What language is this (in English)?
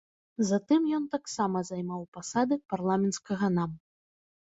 Belarusian